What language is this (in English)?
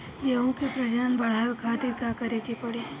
Bhojpuri